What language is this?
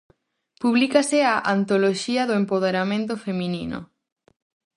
Galician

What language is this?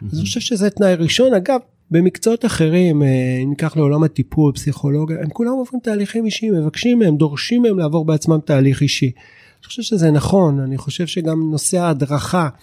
Hebrew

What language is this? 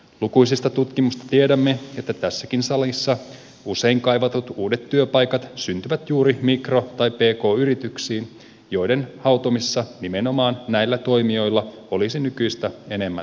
Finnish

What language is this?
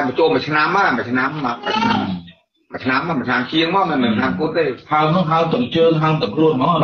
Vietnamese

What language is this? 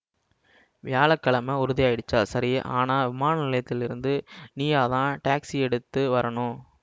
Tamil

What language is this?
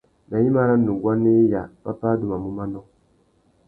Tuki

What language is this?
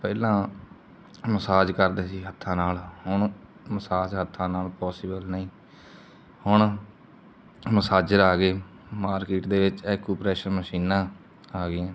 Punjabi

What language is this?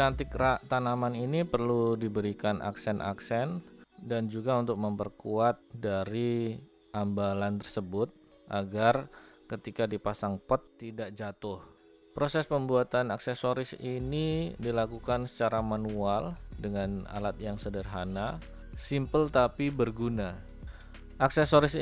Indonesian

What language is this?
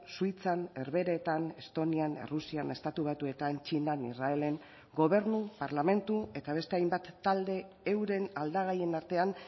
Basque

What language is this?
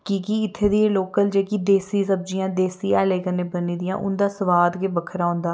Dogri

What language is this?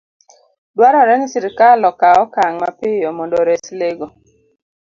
Luo (Kenya and Tanzania)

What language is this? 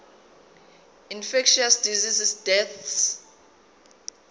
Zulu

